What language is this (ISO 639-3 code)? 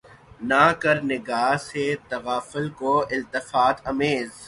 urd